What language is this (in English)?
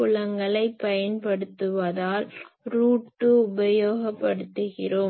Tamil